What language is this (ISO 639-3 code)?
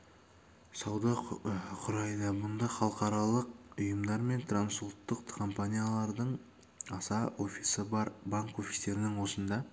kaz